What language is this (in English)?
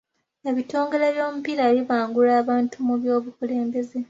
Ganda